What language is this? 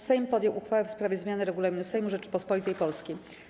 Polish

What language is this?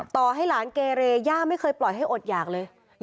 Thai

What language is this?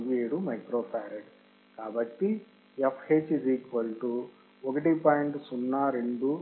Telugu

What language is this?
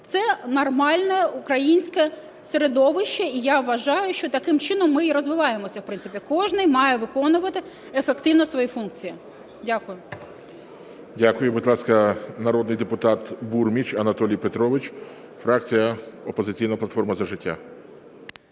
Ukrainian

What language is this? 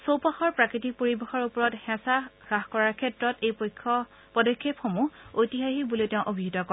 Assamese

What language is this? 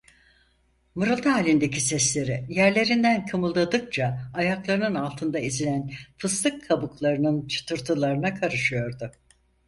Turkish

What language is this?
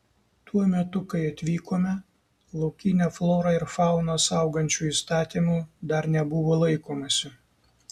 Lithuanian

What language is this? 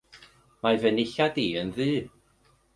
Welsh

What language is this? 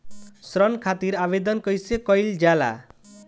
Bhojpuri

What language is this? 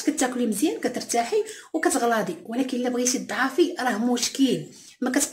Arabic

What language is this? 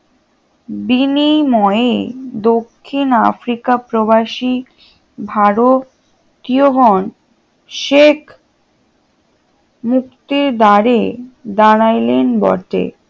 Bangla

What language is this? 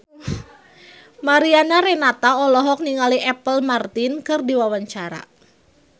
Sundanese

